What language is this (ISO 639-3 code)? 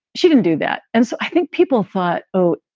eng